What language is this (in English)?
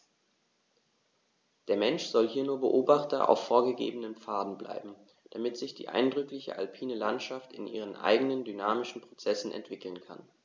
German